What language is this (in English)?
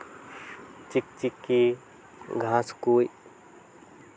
Santali